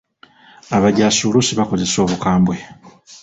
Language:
Ganda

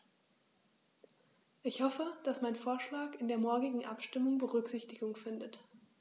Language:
German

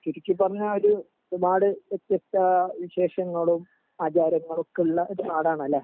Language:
Malayalam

